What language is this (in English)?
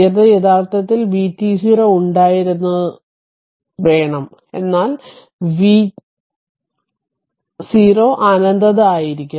Malayalam